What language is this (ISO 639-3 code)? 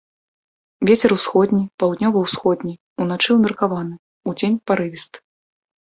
bel